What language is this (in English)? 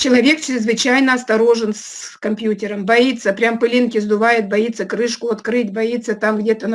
Russian